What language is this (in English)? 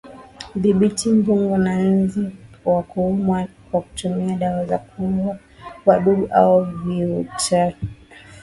Swahili